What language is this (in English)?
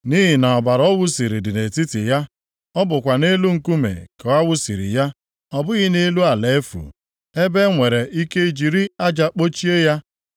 Igbo